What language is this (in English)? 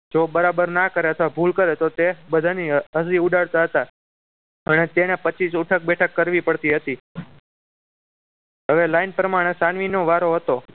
Gujarati